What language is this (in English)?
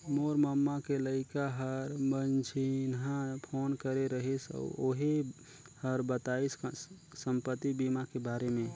Chhattisgarhi